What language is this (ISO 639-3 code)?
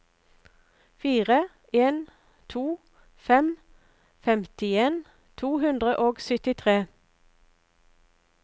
nor